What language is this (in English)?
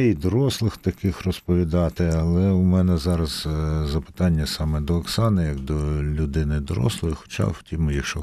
Ukrainian